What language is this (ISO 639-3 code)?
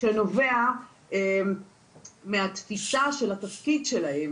heb